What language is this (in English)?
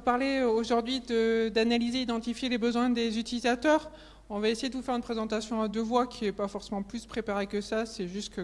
French